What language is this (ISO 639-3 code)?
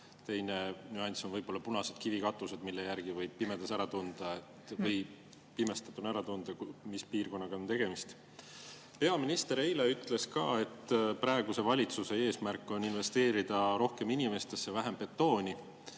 est